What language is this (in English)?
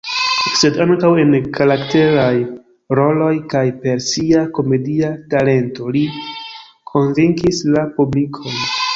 Esperanto